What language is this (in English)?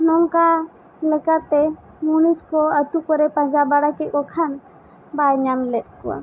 Santali